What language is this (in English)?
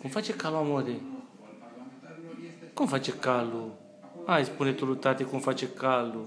Romanian